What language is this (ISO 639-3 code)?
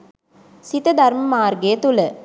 sin